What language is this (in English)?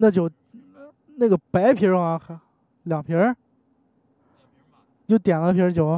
Chinese